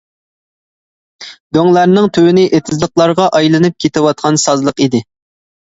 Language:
Uyghur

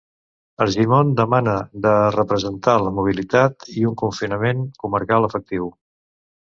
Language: Catalan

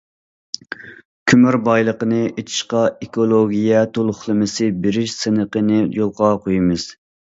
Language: Uyghur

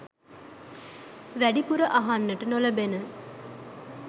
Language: Sinhala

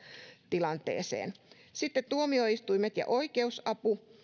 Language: Finnish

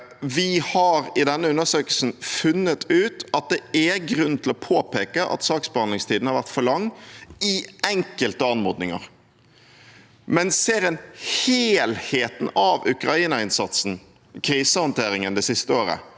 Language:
Norwegian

